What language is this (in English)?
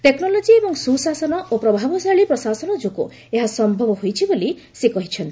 Odia